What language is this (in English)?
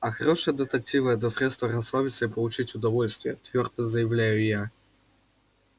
Russian